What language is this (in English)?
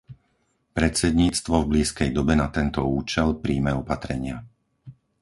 Slovak